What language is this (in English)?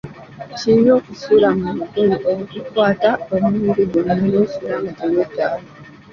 Ganda